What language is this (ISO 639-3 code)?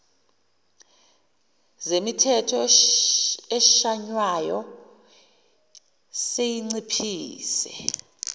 zul